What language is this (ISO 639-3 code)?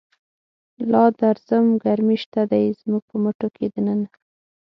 pus